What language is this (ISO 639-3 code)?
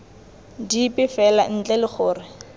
tsn